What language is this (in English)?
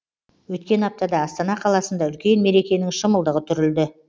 Kazakh